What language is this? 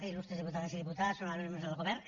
Catalan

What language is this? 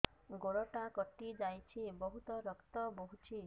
Odia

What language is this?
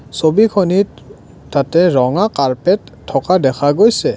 Assamese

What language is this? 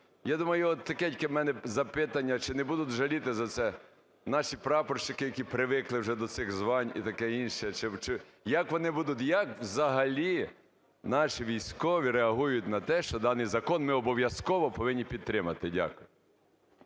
Ukrainian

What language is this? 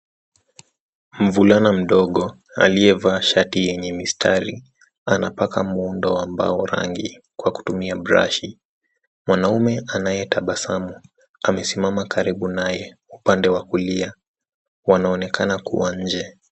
Swahili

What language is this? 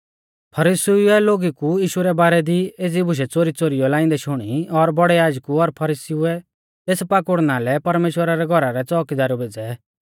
Mahasu Pahari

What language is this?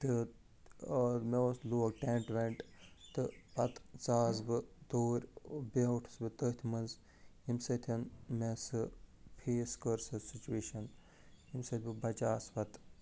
Kashmiri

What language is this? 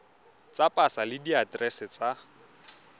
Tswana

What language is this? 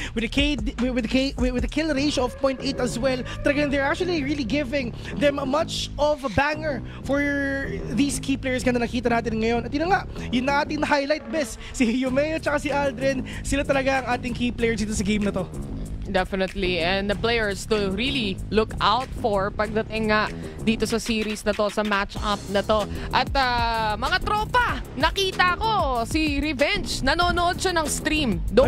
Filipino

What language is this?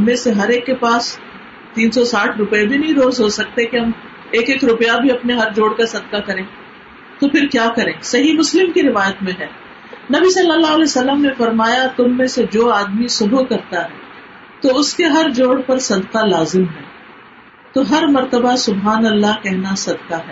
Urdu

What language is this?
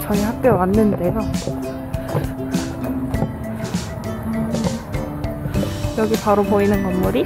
Korean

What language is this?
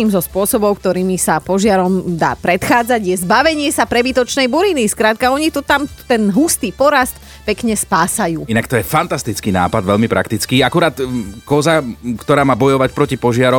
Slovak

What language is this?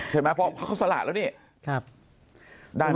Thai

